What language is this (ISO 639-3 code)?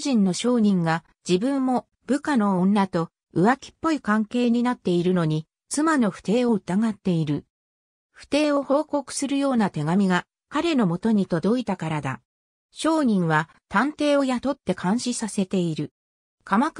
jpn